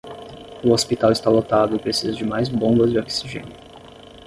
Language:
Portuguese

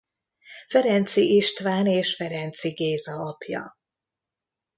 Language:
Hungarian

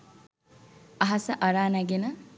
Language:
Sinhala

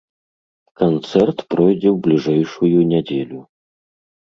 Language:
Belarusian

